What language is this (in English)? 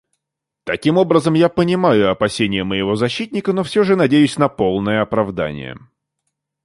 Russian